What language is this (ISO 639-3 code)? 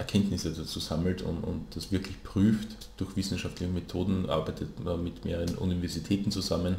deu